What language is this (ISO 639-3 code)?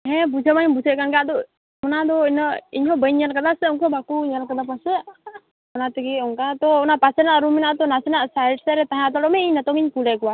sat